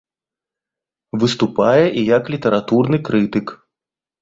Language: Belarusian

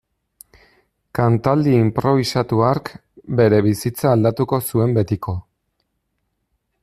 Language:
Basque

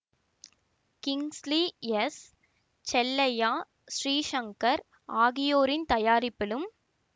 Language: Tamil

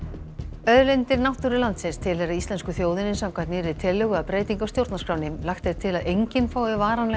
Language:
Icelandic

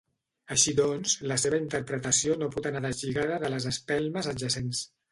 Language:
Catalan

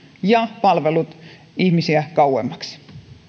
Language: Finnish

